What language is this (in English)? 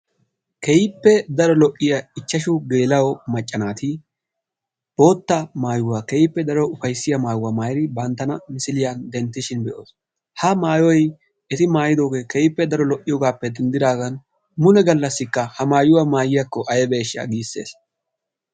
Wolaytta